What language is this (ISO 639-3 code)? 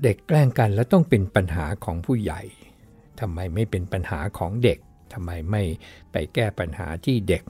tha